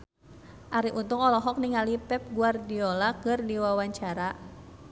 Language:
Sundanese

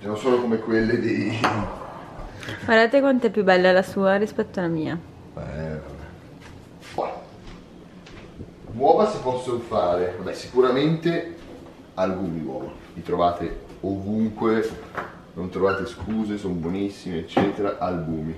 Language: Italian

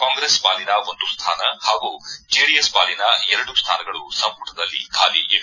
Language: Kannada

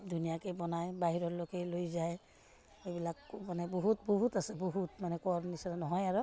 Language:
Assamese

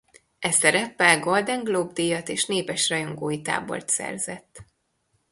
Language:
Hungarian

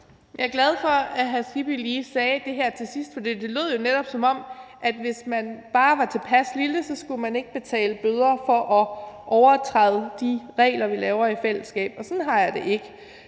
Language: Danish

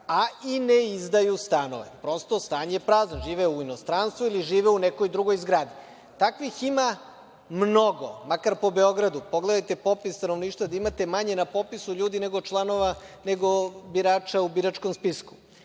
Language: Serbian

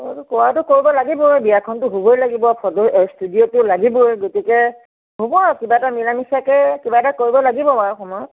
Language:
Assamese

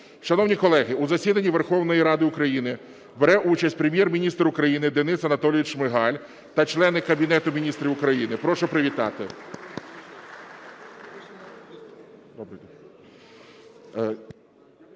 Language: Ukrainian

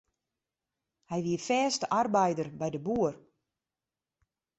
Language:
Western Frisian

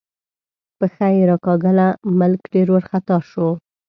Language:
Pashto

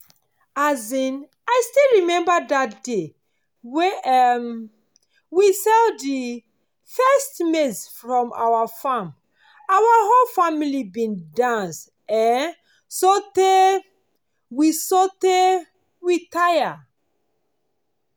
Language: Nigerian Pidgin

